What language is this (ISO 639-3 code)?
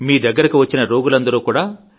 tel